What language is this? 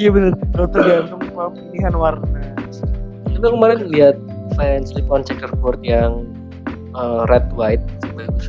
Indonesian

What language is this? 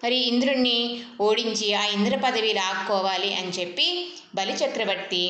Telugu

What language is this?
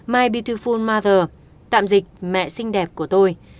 Vietnamese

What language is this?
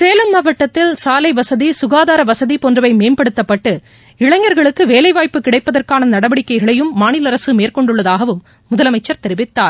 Tamil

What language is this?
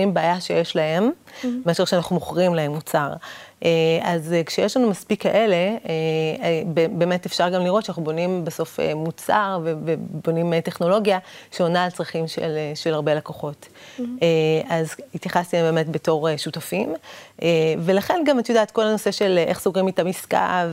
Hebrew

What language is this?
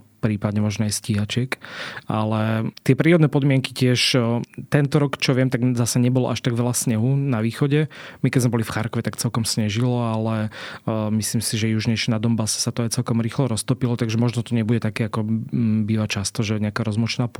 Slovak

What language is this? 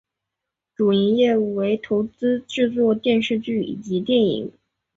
Chinese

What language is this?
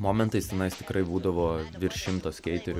Lithuanian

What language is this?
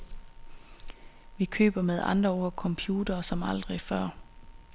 Danish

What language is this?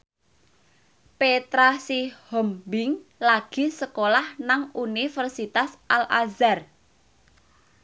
Javanese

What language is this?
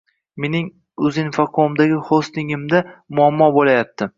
Uzbek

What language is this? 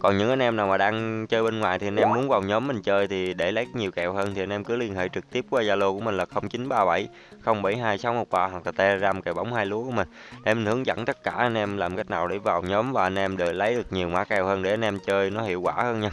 Vietnamese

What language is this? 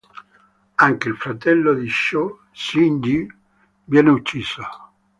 Italian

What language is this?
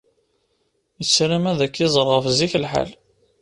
Kabyle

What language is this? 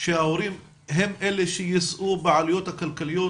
Hebrew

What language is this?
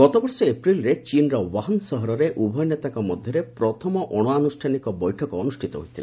Odia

